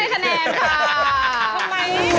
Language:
Thai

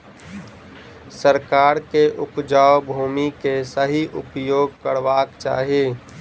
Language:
Maithili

